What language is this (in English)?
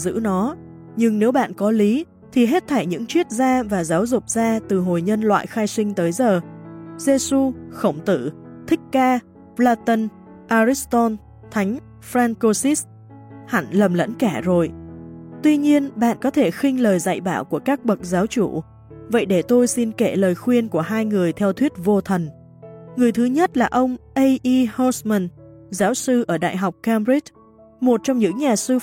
Vietnamese